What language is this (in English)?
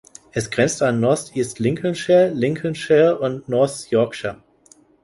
German